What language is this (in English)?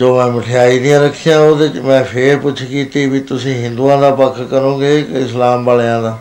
Punjabi